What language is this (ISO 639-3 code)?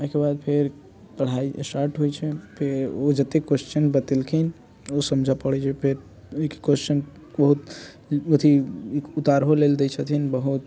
mai